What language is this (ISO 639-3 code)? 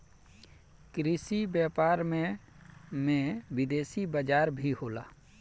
bho